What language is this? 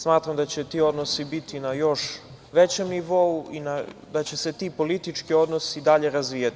Serbian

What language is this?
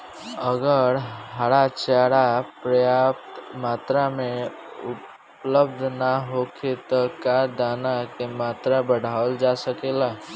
Bhojpuri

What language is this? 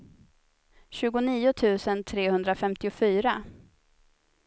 Swedish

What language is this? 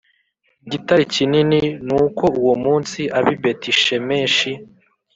Kinyarwanda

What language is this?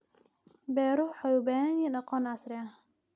Somali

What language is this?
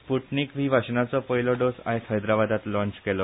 Konkani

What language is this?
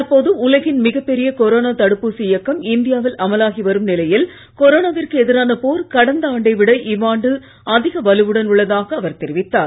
Tamil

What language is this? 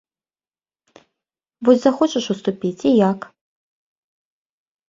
Belarusian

